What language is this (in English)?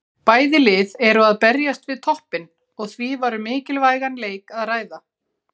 Icelandic